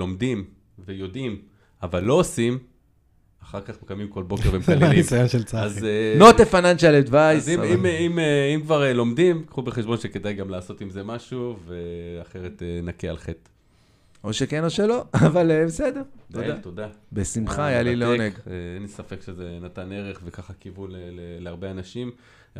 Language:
Hebrew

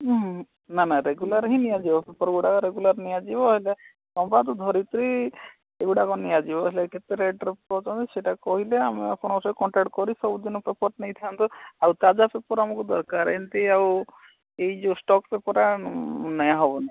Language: Odia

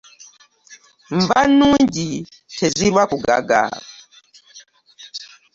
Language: Ganda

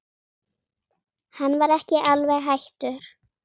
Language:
Icelandic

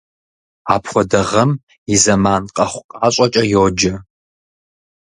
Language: Kabardian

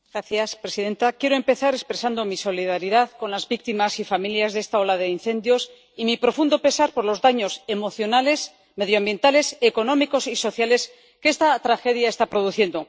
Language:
Spanish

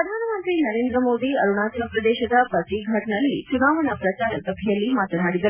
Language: Kannada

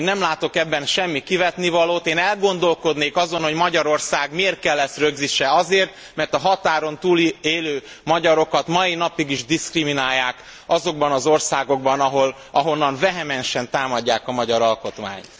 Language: Hungarian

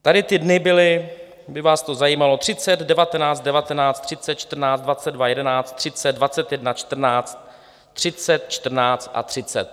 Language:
Czech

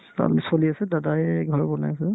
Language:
Assamese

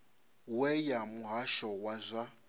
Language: Venda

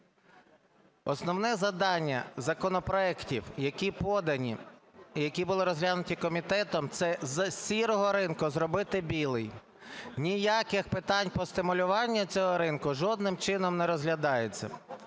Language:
Ukrainian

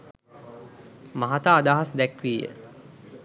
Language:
Sinhala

